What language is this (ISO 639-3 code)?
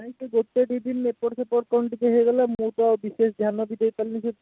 ori